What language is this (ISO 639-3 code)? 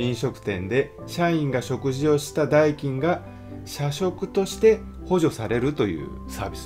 jpn